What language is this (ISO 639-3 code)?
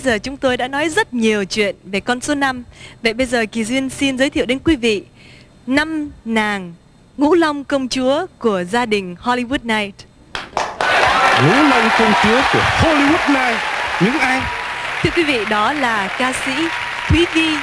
vie